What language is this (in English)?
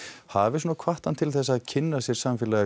Icelandic